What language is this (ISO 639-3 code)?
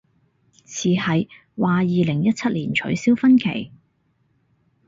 yue